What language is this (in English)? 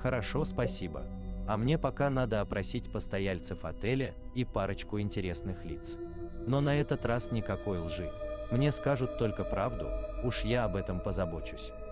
Russian